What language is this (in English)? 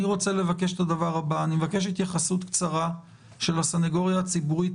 Hebrew